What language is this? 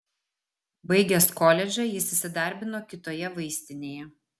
Lithuanian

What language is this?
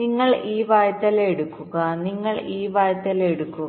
Malayalam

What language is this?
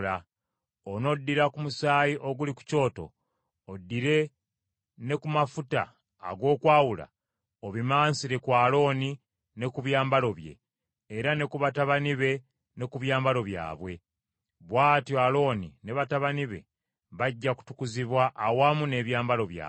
Ganda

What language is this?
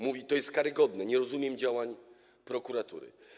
Polish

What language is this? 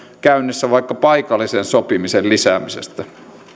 Finnish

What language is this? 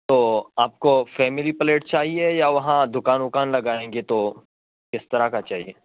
Urdu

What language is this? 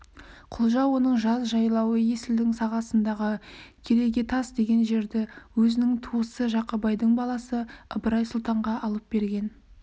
Kazakh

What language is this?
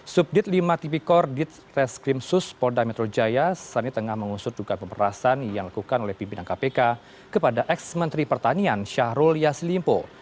Indonesian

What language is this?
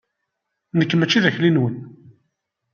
Kabyle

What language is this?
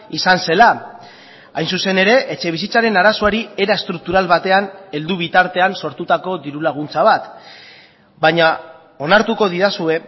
Basque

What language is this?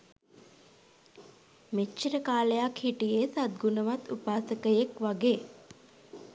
Sinhala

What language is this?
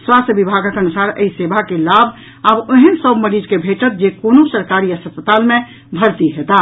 Maithili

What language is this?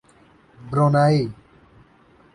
Urdu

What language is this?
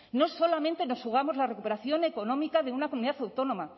Spanish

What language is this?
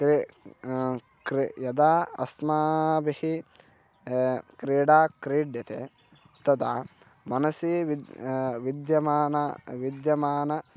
Sanskrit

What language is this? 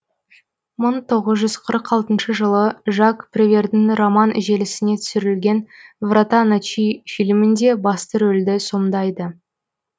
Kazakh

